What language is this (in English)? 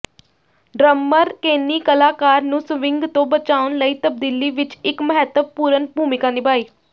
Punjabi